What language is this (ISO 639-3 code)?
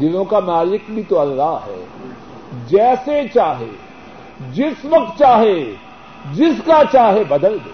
urd